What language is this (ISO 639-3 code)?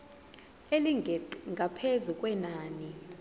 zul